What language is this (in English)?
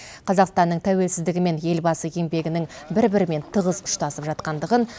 Kazakh